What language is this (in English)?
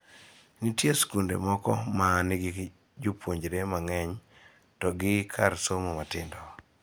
Luo (Kenya and Tanzania)